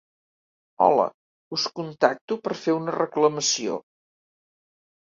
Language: Catalan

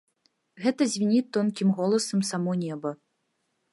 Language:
Belarusian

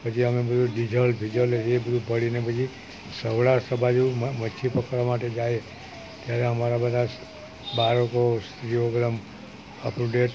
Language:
Gujarati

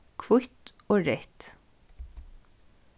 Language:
Faroese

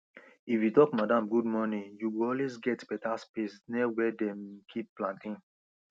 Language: Nigerian Pidgin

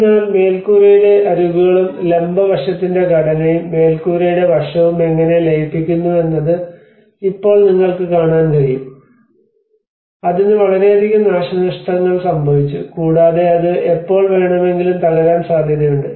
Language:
Malayalam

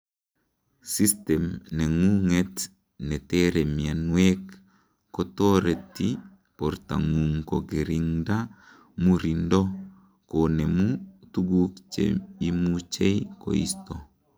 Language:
Kalenjin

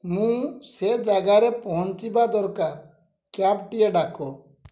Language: Odia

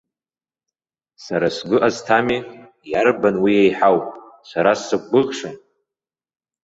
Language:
Abkhazian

